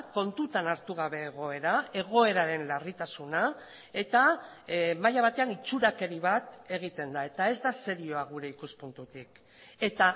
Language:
Basque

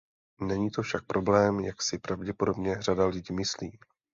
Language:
Czech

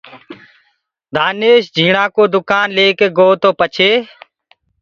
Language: Gurgula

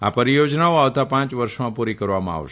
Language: Gujarati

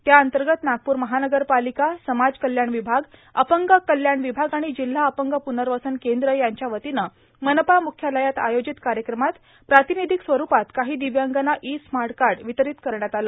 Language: Marathi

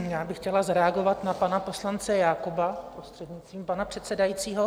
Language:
Czech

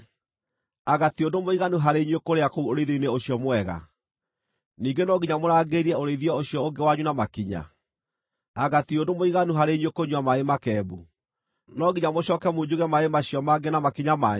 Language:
Kikuyu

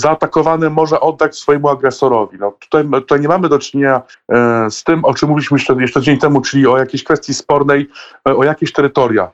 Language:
Polish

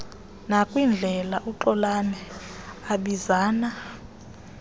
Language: Xhosa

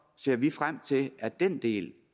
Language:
Danish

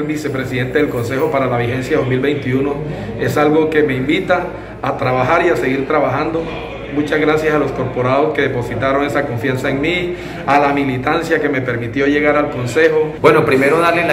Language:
Spanish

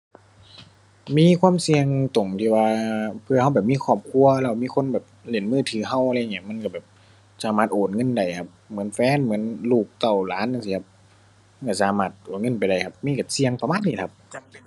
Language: Thai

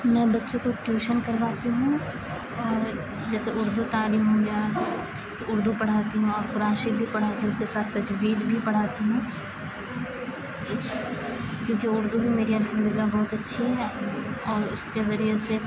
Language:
Urdu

